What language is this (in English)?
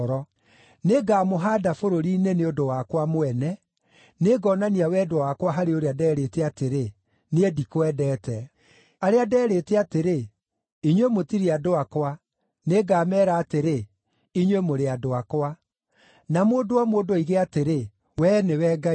Kikuyu